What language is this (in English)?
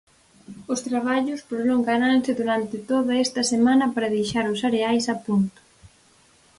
Galician